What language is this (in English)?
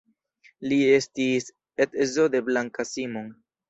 Esperanto